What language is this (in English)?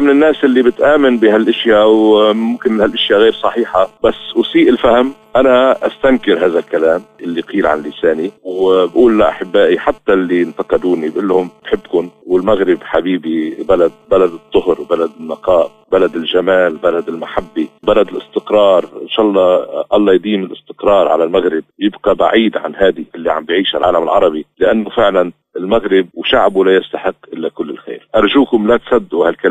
Arabic